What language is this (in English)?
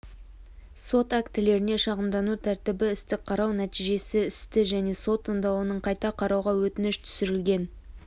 Kazakh